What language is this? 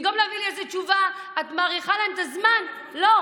Hebrew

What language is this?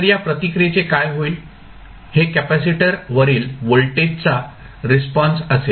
Marathi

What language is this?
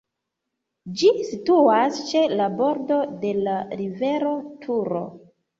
Esperanto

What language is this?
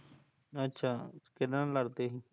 Punjabi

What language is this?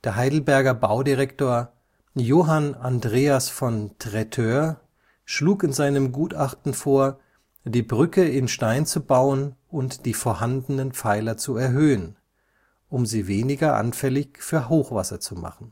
German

